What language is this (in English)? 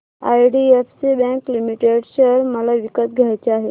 Marathi